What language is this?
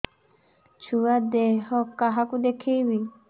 Odia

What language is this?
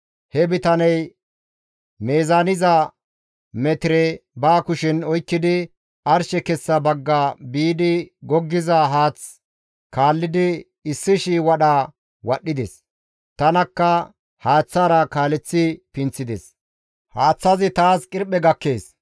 Gamo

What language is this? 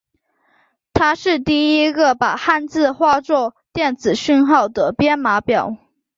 Chinese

